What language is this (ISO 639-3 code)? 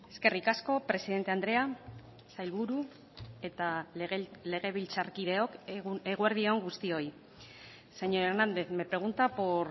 eus